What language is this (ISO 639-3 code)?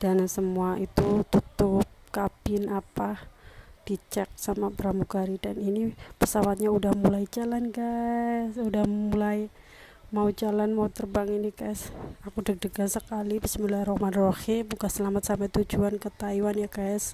ind